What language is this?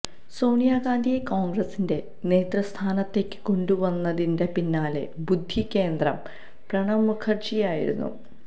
Malayalam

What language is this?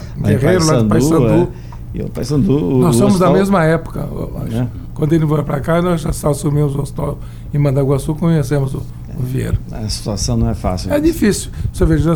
Portuguese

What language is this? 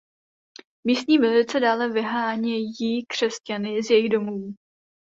Czech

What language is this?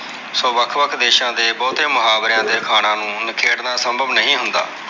Punjabi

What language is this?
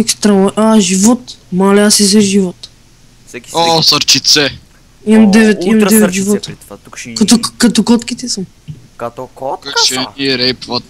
Bulgarian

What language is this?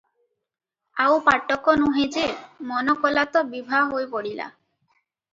Odia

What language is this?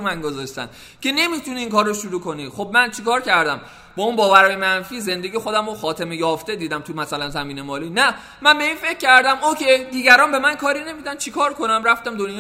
Persian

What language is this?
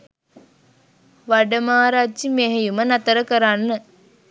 Sinhala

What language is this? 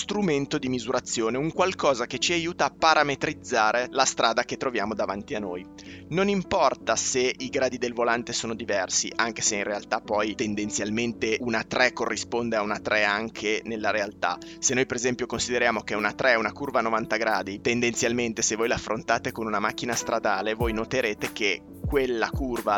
Italian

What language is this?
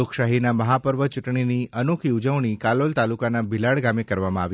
Gujarati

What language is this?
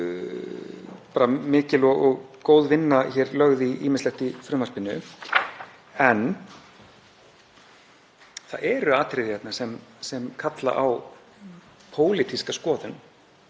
Icelandic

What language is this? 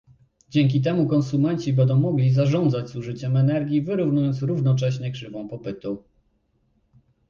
Polish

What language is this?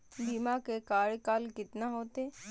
Magahi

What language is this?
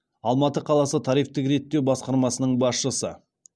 Kazakh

